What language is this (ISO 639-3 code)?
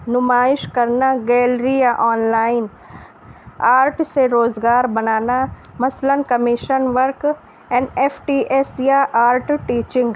urd